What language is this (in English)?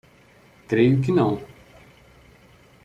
Portuguese